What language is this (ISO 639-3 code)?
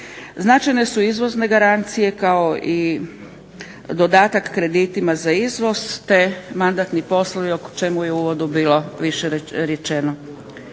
hrv